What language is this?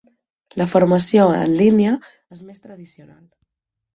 Catalan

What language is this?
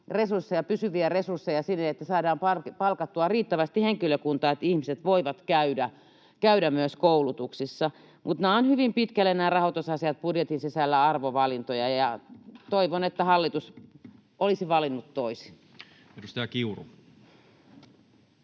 Finnish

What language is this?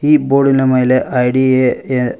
Kannada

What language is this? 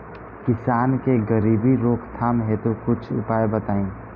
Bhojpuri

